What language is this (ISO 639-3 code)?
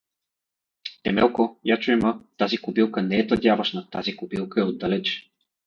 bul